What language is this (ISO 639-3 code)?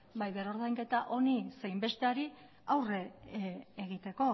eus